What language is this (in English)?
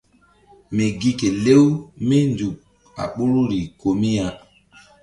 Mbum